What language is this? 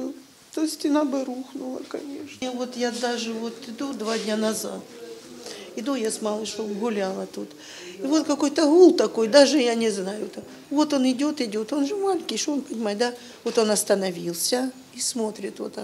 Russian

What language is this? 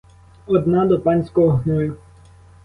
Ukrainian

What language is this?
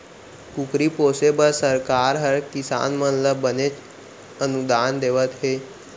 Chhattisgarhi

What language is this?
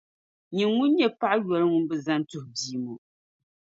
Dagbani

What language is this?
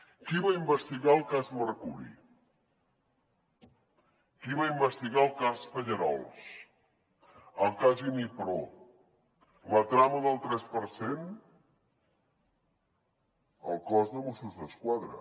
Catalan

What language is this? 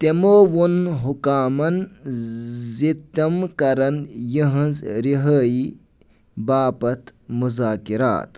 Kashmiri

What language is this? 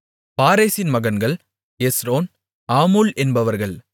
Tamil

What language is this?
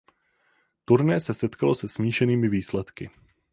Czech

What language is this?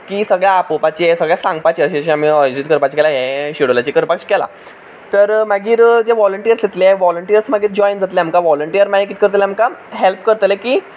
Konkani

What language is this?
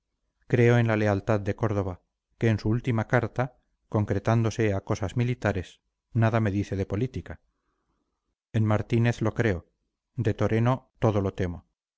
Spanish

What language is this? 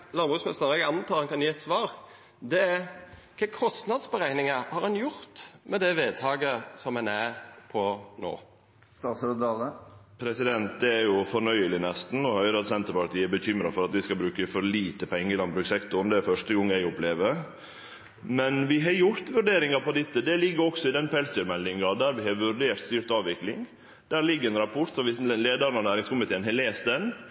Norwegian Nynorsk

